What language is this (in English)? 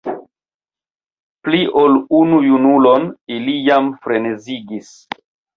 Esperanto